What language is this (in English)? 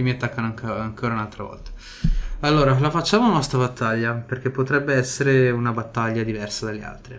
Italian